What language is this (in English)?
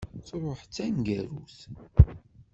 Kabyle